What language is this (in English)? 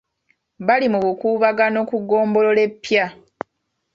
Ganda